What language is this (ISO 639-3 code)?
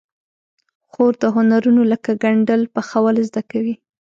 pus